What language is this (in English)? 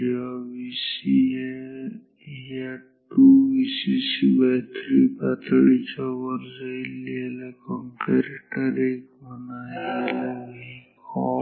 Marathi